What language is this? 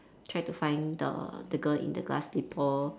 English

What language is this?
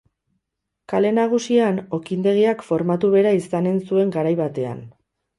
Basque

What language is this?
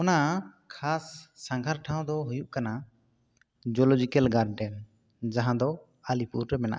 Santali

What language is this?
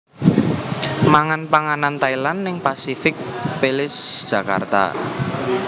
Javanese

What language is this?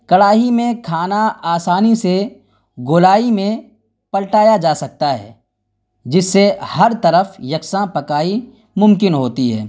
Urdu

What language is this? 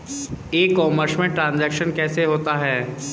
Hindi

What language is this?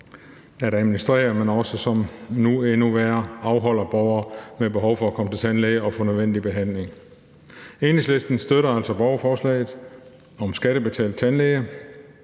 Danish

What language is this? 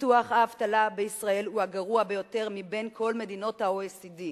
Hebrew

